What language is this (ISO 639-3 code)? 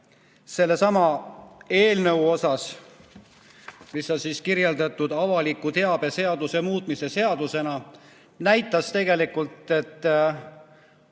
est